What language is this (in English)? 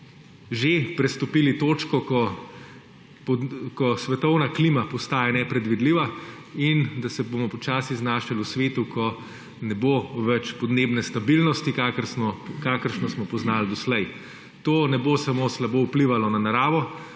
Slovenian